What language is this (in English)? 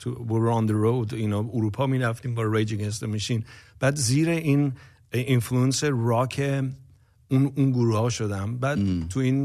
Persian